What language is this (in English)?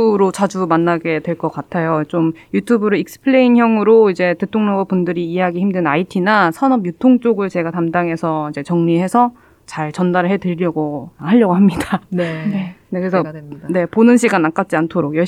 Korean